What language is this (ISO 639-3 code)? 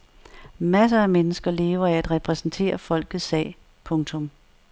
dan